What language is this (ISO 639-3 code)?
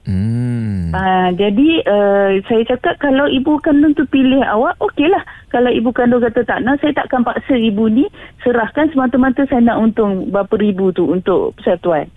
msa